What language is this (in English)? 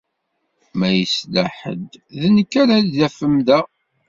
Kabyle